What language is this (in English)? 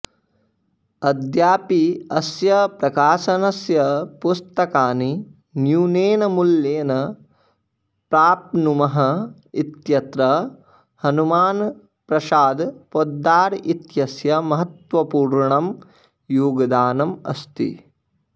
Sanskrit